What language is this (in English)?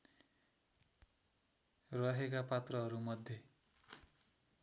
Nepali